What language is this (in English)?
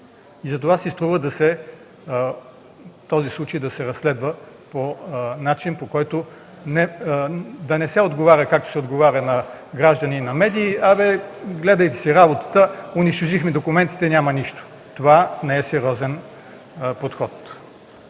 Bulgarian